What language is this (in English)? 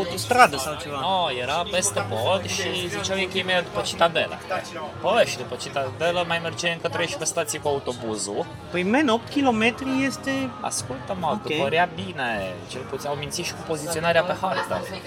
Romanian